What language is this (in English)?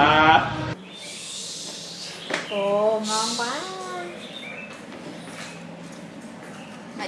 Vietnamese